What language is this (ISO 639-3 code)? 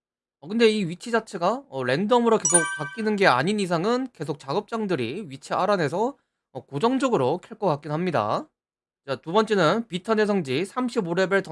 kor